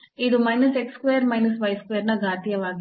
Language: Kannada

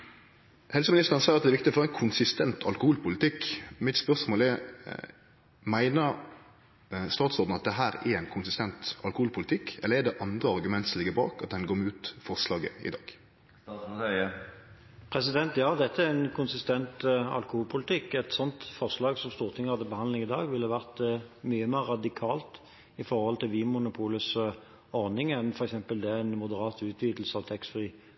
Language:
Norwegian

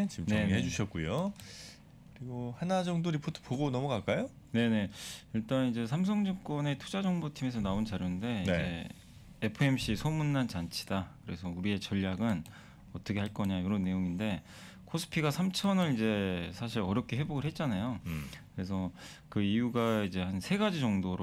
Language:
Korean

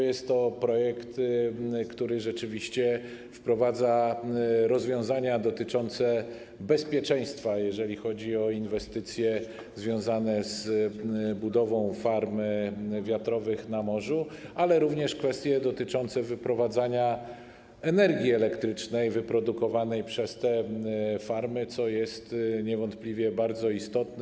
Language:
Polish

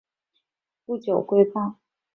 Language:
Chinese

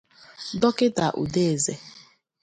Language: Igbo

